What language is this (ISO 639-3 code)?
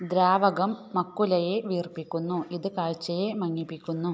mal